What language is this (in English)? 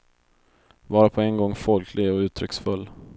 Swedish